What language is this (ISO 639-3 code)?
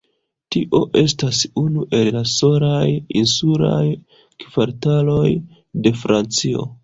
epo